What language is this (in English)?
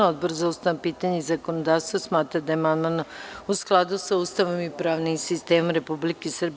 Serbian